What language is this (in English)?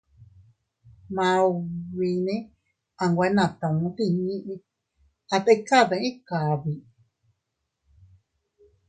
Teutila Cuicatec